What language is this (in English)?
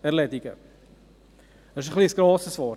Swiss German